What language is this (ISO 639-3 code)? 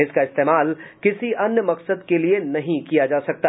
hin